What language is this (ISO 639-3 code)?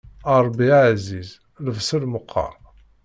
kab